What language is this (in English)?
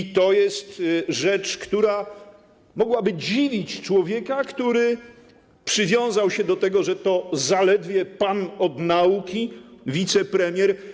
Polish